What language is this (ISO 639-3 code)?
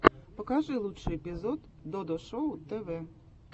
rus